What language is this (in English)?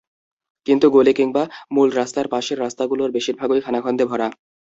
Bangla